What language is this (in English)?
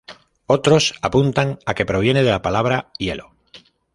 Spanish